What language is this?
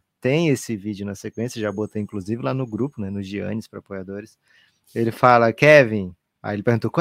Portuguese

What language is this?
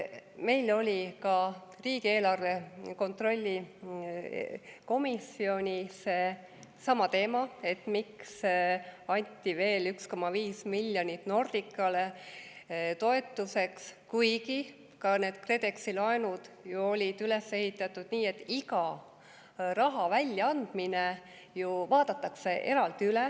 Estonian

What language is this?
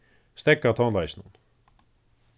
Faroese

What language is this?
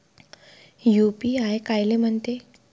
Marathi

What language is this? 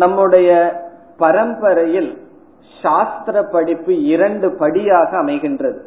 Tamil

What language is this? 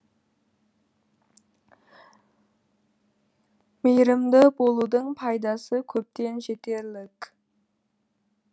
Kazakh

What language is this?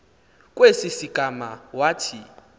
Xhosa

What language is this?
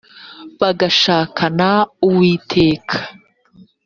Kinyarwanda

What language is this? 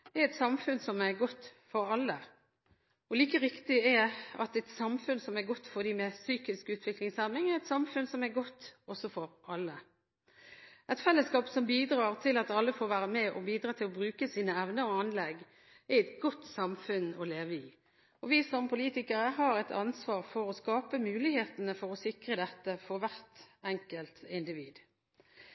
Norwegian Bokmål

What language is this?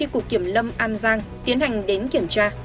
Vietnamese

